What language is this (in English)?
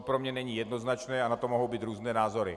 Czech